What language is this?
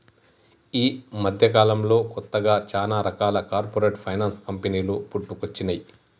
Telugu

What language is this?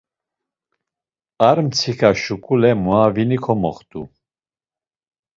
Laz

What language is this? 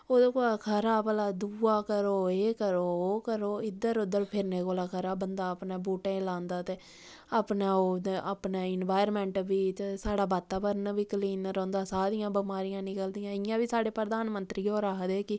Dogri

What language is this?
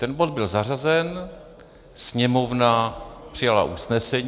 Czech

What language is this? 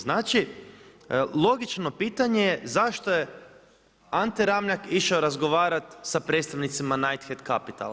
Croatian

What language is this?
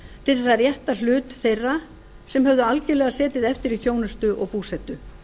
Icelandic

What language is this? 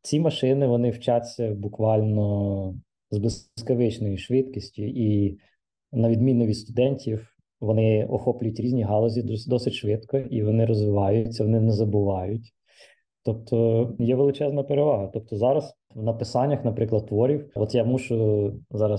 Ukrainian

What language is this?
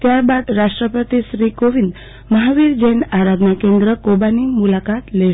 Gujarati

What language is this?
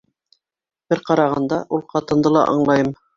Bashkir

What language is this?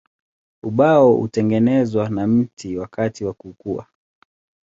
Swahili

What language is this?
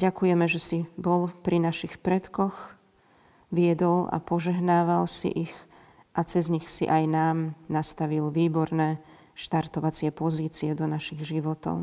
Slovak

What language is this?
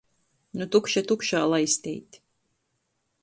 Latgalian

